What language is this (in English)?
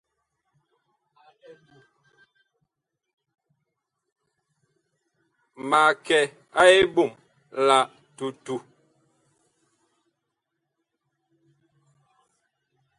Bakoko